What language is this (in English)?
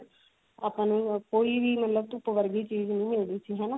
Punjabi